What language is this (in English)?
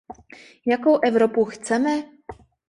Czech